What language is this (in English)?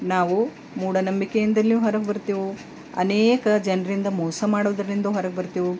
Kannada